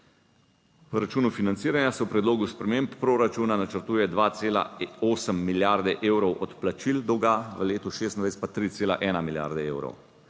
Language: Slovenian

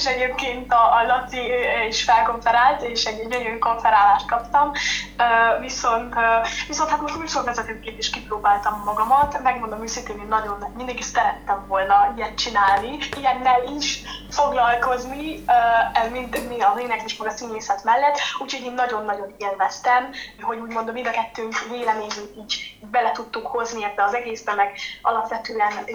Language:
Hungarian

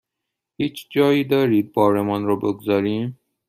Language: Persian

